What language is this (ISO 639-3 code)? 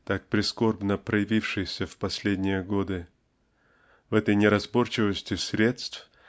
rus